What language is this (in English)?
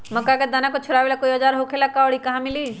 Magahi